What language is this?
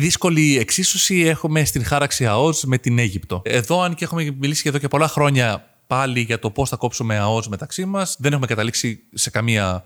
Greek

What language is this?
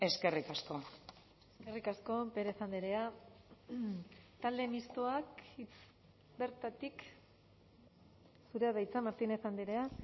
Basque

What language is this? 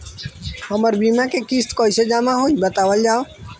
Bhojpuri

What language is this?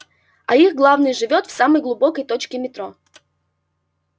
Russian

